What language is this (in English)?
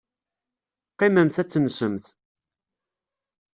Kabyle